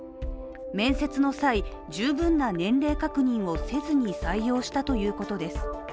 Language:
Japanese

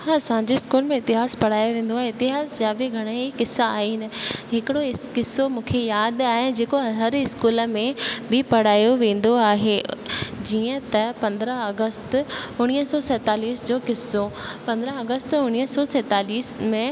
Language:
Sindhi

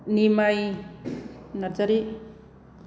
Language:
Bodo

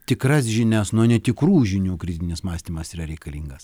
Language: Lithuanian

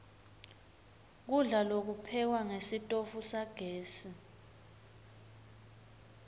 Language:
Swati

